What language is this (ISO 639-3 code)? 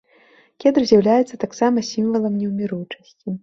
bel